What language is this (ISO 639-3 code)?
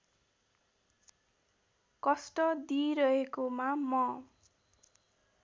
nep